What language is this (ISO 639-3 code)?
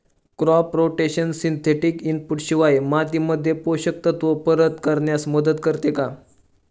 mar